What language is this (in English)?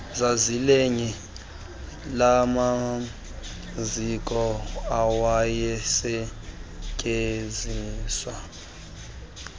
Xhosa